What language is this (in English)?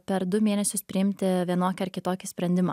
Lithuanian